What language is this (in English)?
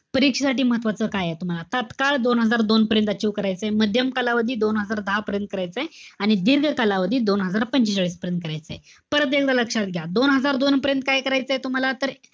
Marathi